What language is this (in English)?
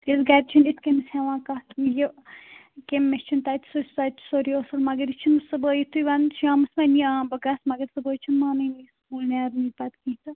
Kashmiri